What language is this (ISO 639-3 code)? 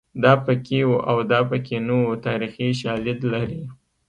pus